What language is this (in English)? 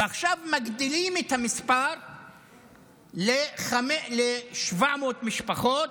Hebrew